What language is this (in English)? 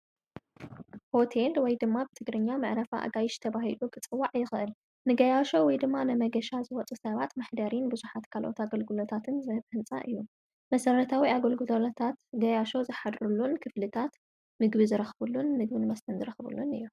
Tigrinya